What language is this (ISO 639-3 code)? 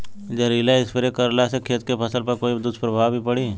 bho